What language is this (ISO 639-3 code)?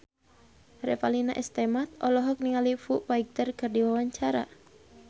sun